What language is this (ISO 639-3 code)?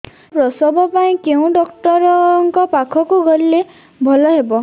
ori